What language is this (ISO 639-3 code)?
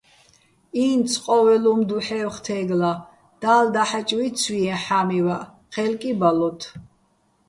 bbl